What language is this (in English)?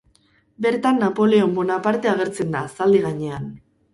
Basque